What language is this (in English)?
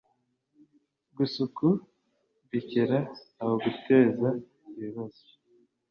Kinyarwanda